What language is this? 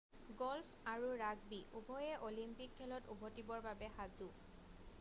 Assamese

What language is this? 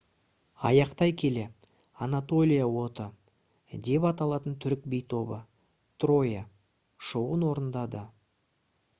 Kazakh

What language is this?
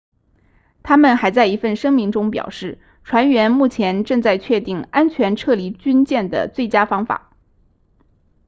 Chinese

